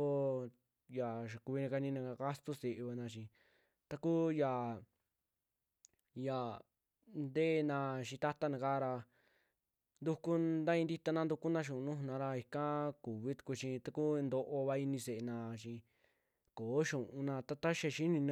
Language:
Western Juxtlahuaca Mixtec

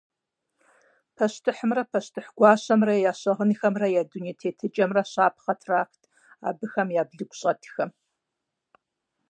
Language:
Kabardian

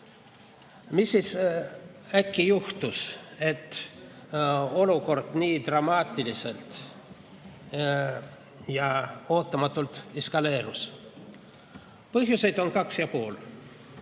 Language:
Estonian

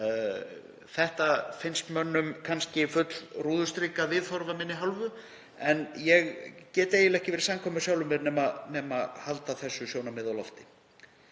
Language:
Icelandic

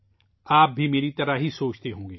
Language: Urdu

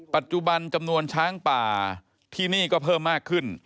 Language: Thai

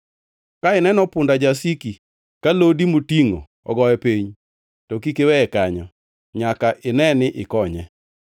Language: Luo (Kenya and Tanzania)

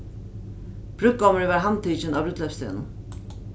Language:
Faroese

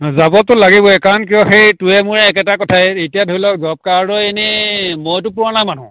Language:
Assamese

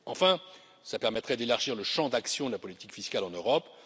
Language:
French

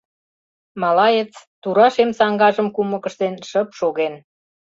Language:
Mari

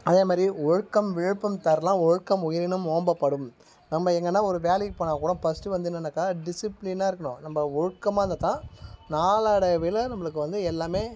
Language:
Tamil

